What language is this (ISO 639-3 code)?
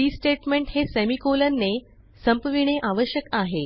mar